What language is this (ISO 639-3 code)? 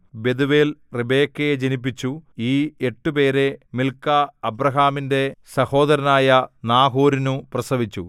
mal